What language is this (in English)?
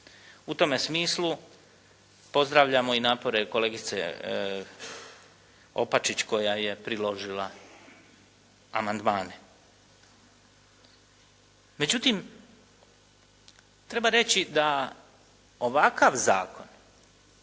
Croatian